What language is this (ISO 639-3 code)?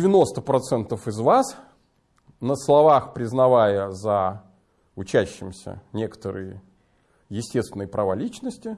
rus